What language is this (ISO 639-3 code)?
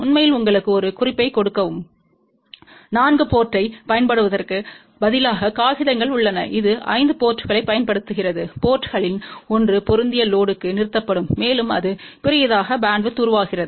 tam